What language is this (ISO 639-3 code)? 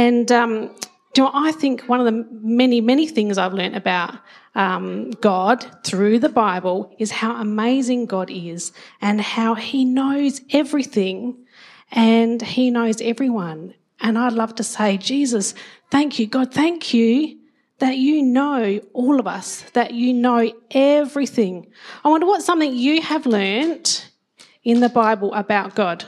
eng